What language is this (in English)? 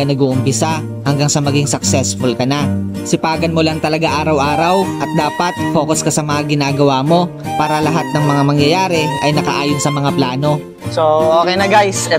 Filipino